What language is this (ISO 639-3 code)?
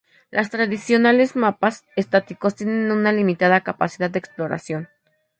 spa